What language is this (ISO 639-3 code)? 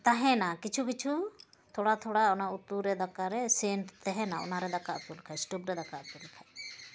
sat